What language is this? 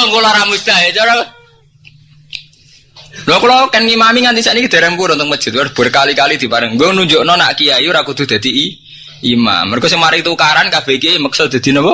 Indonesian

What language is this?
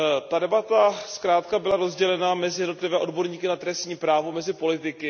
Czech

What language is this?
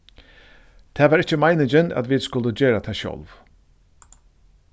Faroese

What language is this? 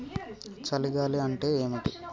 Telugu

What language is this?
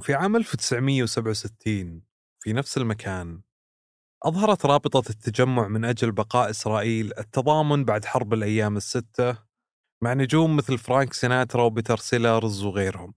Arabic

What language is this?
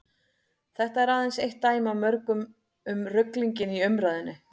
Icelandic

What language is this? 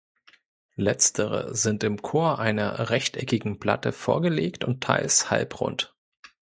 German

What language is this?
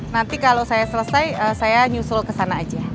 Indonesian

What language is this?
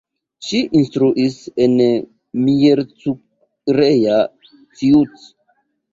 Esperanto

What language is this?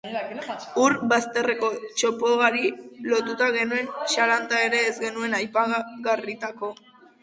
Basque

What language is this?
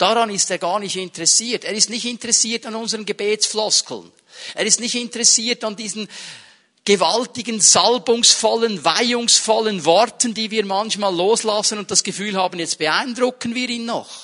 German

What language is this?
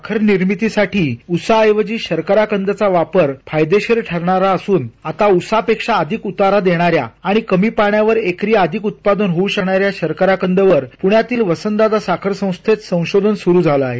Marathi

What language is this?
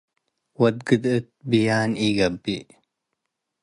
Tigre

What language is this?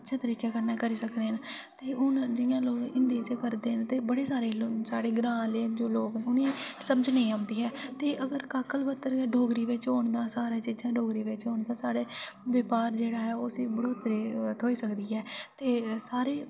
Dogri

